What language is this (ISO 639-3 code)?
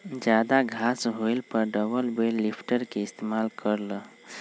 mag